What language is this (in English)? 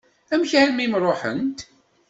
Kabyle